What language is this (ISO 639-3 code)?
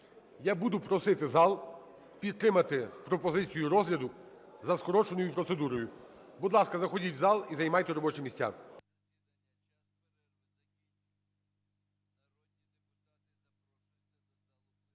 ukr